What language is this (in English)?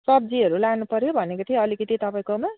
Nepali